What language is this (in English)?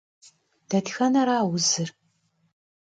Kabardian